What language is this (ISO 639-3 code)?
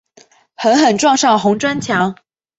zho